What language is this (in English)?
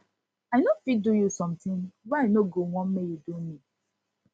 Nigerian Pidgin